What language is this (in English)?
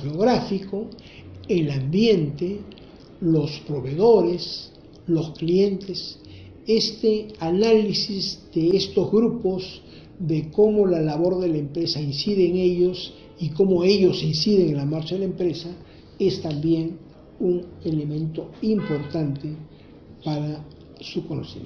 Spanish